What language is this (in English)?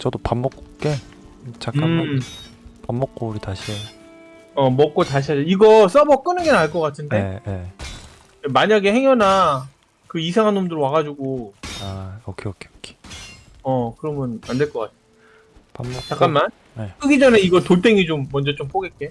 Korean